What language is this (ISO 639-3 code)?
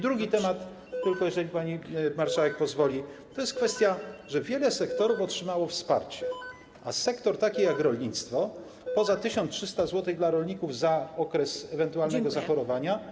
pol